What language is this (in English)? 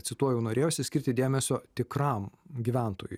Lithuanian